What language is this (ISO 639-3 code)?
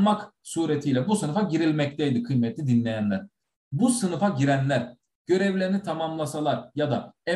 tur